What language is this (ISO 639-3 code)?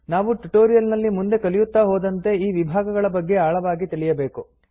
kan